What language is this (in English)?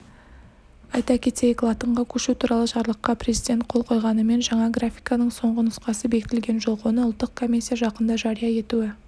Kazakh